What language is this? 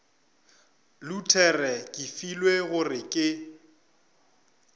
Northern Sotho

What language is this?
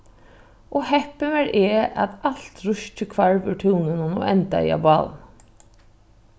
Faroese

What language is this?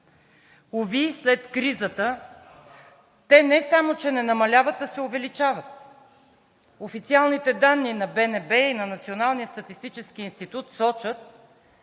Bulgarian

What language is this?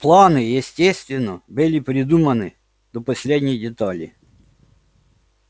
Russian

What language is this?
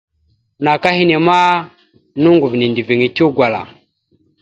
Mada (Cameroon)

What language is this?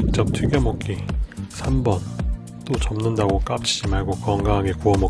Korean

